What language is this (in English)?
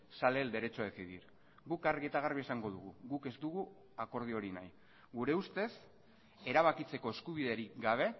Basque